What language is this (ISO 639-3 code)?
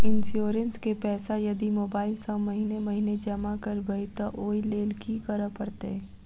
mai